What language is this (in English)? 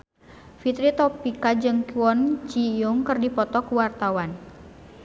Sundanese